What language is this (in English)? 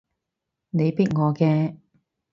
Cantonese